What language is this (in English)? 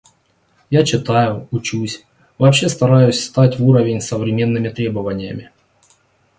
Russian